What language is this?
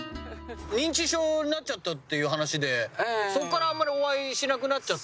Japanese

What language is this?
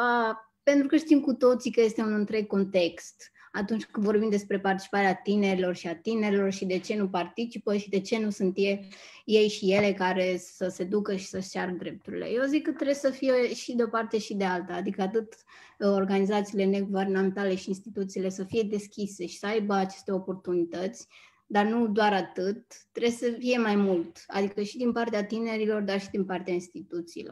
Romanian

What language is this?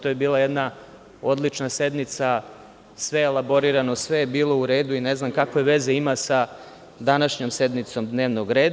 Serbian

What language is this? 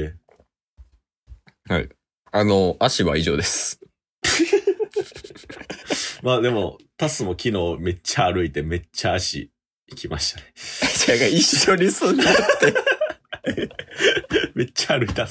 Japanese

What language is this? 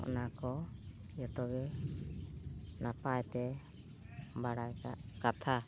Santali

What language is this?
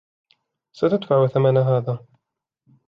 Arabic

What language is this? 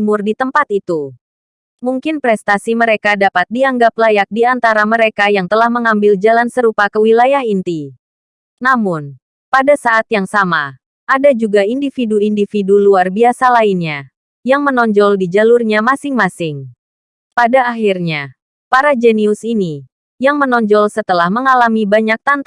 Indonesian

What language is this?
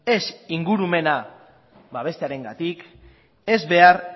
Basque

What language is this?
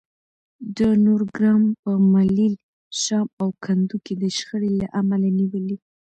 Pashto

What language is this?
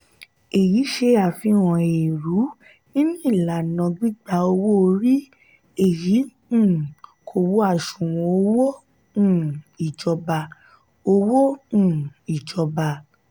Yoruba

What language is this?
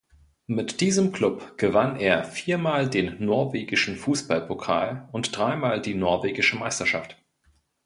German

